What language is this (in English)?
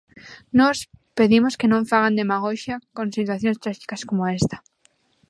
Galician